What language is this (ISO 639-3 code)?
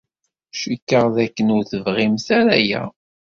kab